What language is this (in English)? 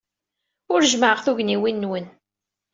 Kabyle